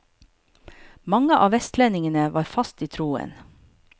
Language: Norwegian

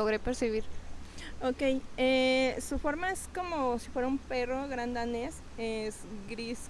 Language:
Spanish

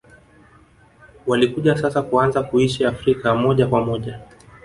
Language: Swahili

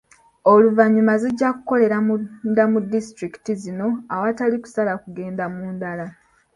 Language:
Ganda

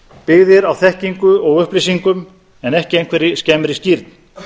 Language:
Icelandic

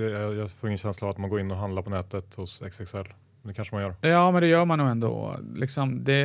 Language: Swedish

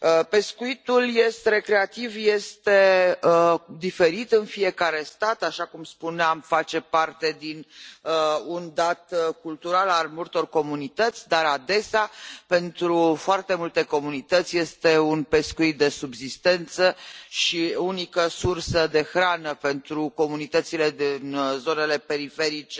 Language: Romanian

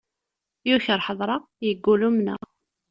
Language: Kabyle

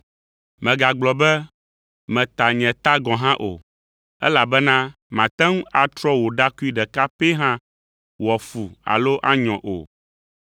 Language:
Ewe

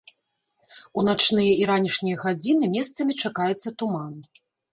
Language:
Belarusian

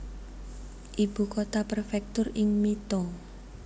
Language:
Javanese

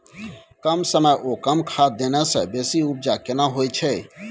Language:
Maithili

